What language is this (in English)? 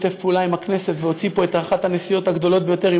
Hebrew